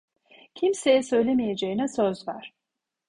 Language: Turkish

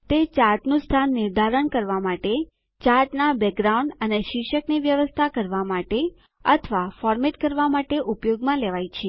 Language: Gujarati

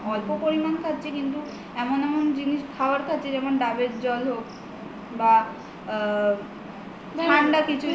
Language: Bangla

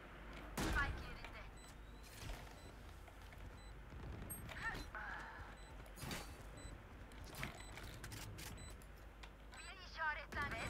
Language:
Turkish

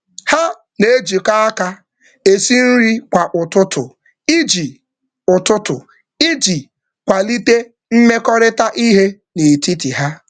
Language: Igbo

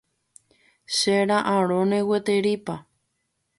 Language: Guarani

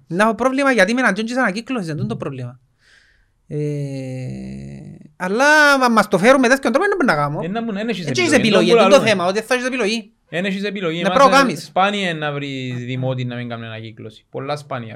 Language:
Greek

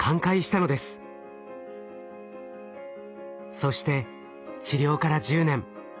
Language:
Japanese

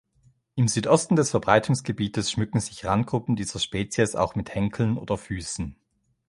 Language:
German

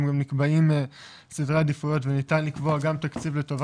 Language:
Hebrew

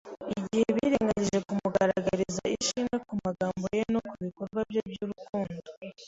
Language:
Kinyarwanda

